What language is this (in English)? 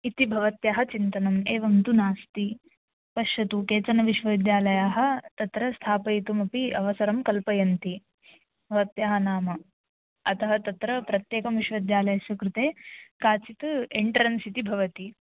Sanskrit